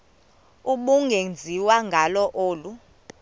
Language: Xhosa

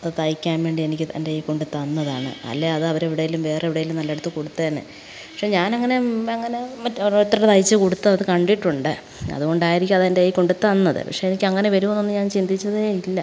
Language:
Malayalam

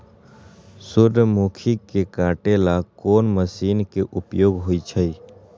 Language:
Magahi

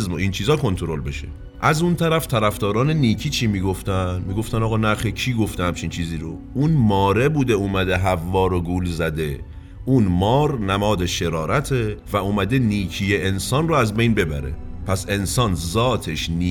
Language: Persian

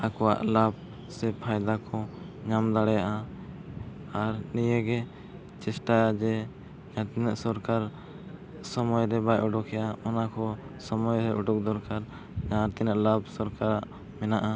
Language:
Santali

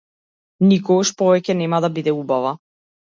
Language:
Macedonian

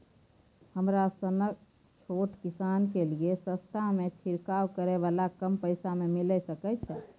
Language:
Maithili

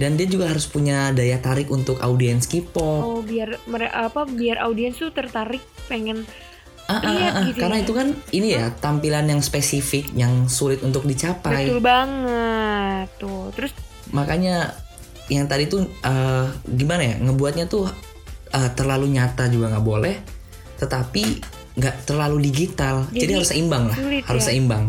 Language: Indonesian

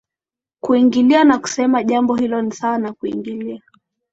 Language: Swahili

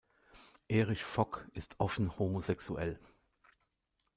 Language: German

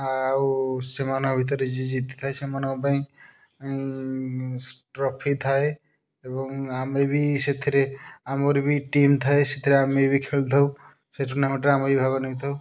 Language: Odia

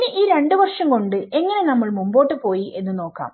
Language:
Malayalam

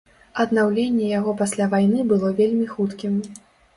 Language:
Belarusian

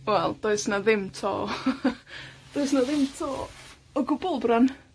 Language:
Welsh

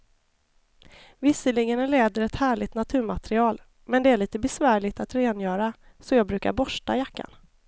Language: Swedish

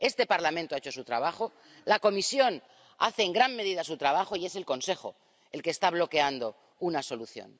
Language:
Spanish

